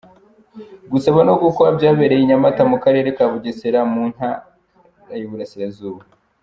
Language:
Kinyarwanda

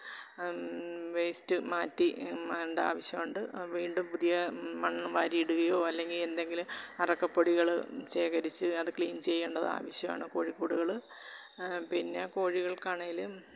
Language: Malayalam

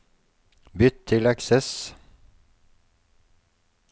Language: Norwegian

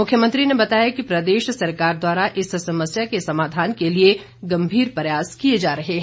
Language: Hindi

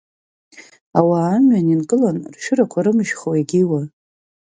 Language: Abkhazian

